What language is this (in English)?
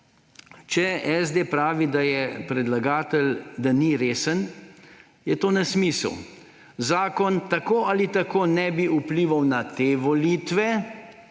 Slovenian